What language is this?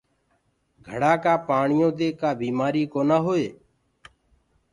Gurgula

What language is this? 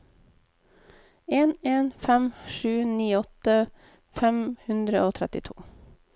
Norwegian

